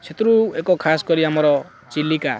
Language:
Odia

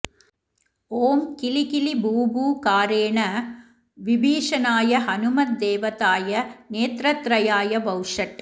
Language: Sanskrit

